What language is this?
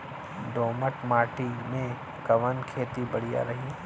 Bhojpuri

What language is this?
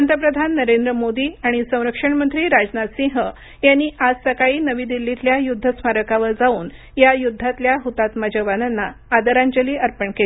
Marathi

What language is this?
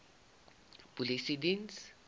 Afrikaans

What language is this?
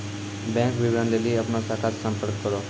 Maithili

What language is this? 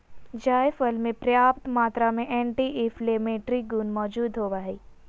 Magahi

